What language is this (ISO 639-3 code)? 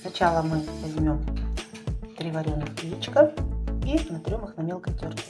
rus